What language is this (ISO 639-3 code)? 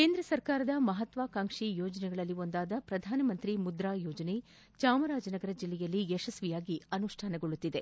kan